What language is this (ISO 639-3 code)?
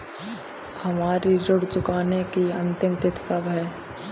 hin